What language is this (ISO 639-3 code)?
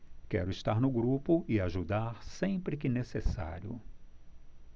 por